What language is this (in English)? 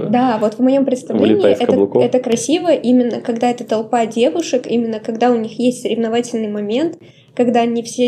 Russian